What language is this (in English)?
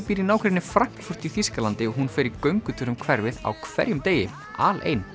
Icelandic